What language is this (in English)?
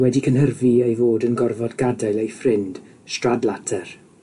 Welsh